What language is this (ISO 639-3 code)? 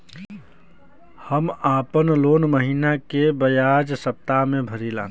bho